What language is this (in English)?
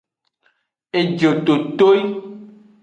Aja (Benin)